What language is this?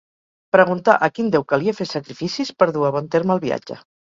Catalan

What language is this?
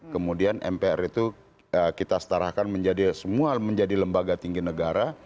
Indonesian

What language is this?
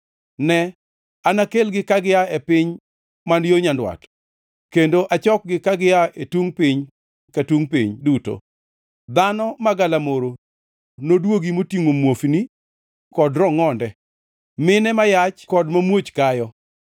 Luo (Kenya and Tanzania)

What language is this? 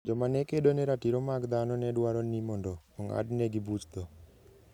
Luo (Kenya and Tanzania)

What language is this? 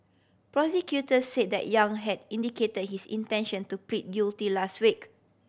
English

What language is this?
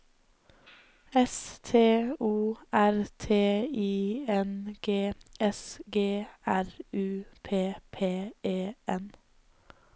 Norwegian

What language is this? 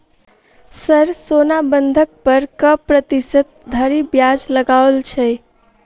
Maithili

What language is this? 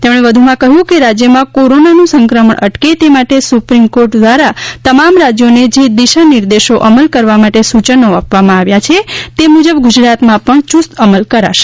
Gujarati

